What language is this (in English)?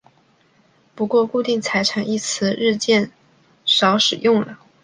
Chinese